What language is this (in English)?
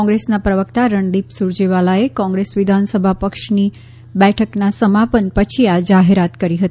Gujarati